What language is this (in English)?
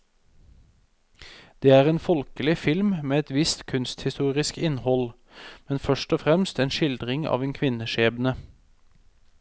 Norwegian